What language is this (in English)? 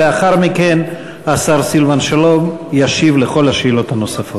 Hebrew